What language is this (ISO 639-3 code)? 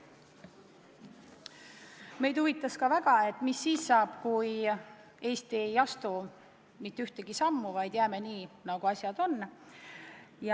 est